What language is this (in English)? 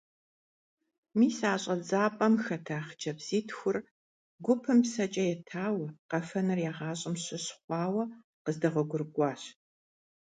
Kabardian